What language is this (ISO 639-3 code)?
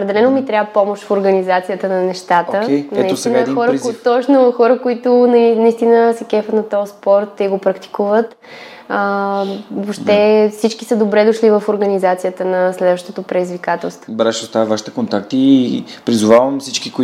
bul